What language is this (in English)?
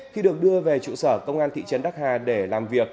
Vietnamese